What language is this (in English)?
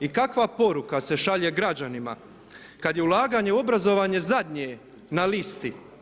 Croatian